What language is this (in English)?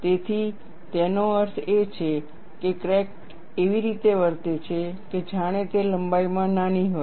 Gujarati